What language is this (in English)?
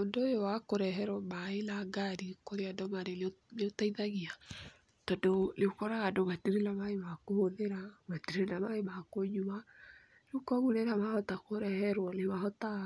Kikuyu